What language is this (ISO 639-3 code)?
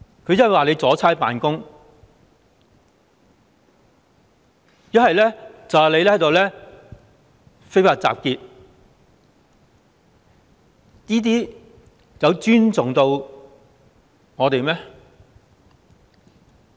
yue